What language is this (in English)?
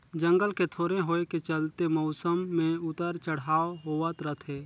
Chhattisgarhi